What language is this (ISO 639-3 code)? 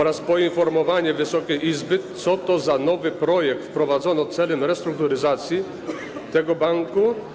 pol